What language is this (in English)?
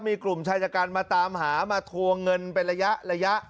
Thai